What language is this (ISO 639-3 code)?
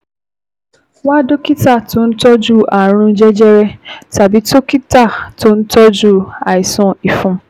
yor